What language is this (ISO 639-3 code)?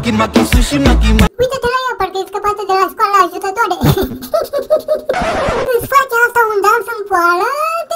ron